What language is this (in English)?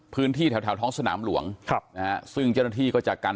Thai